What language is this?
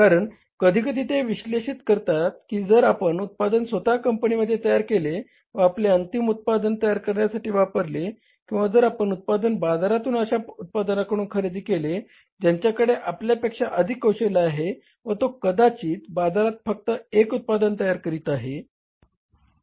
Marathi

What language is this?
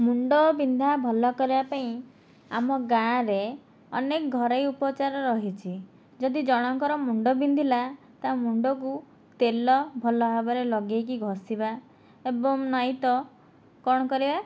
Odia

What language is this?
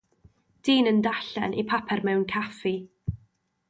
Welsh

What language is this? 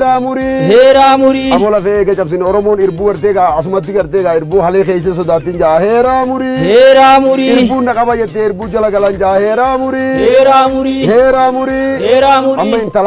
Arabic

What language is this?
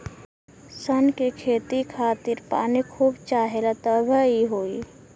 Bhojpuri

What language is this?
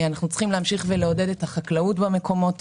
Hebrew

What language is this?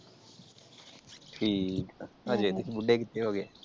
Punjabi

